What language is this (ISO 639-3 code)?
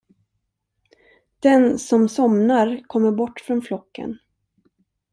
swe